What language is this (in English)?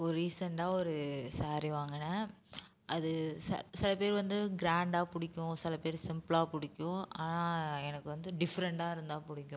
Tamil